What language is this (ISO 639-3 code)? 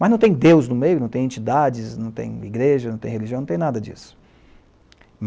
por